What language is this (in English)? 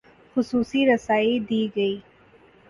Urdu